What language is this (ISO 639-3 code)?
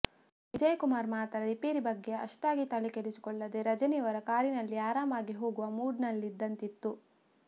kan